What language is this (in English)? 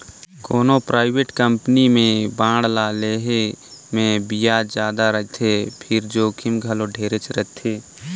Chhattisgarhi